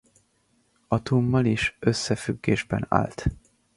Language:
Hungarian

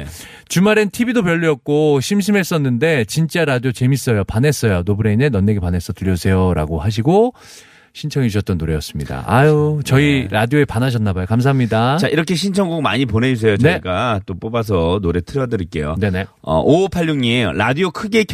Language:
Korean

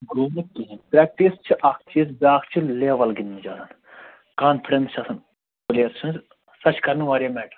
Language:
Kashmiri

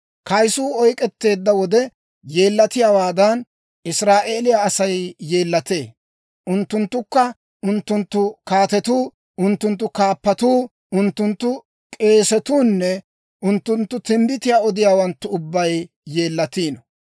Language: Dawro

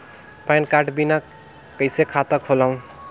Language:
Chhattisgarhi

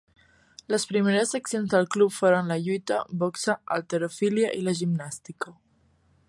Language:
Catalan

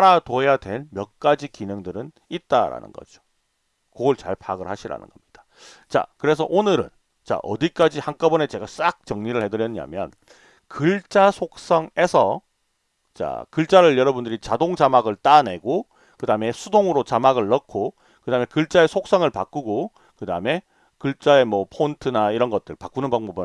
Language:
Korean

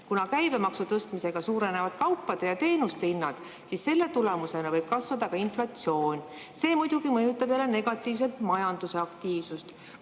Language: Estonian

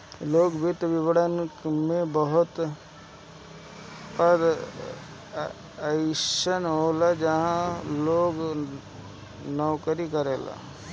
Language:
Bhojpuri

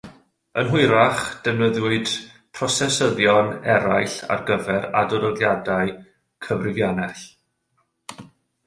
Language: Welsh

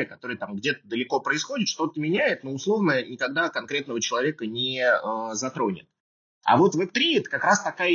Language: Russian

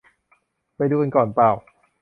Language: Thai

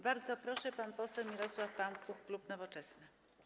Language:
Polish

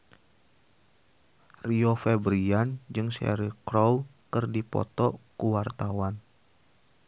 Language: Sundanese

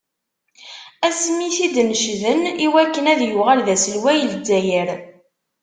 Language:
Kabyle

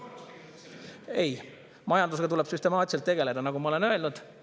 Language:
Estonian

